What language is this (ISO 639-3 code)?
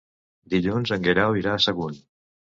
cat